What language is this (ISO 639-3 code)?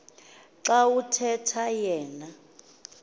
xho